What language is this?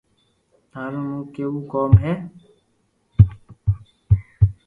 Loarki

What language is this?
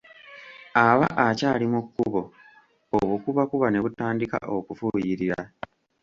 Ganda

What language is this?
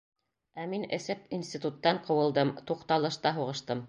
Bashkir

